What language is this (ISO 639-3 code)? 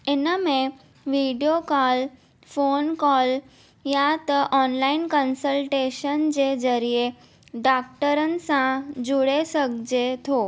snd